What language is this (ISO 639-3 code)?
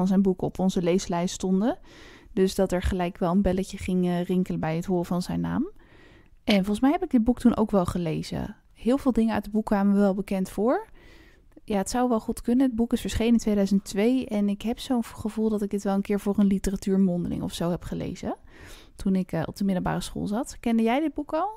nld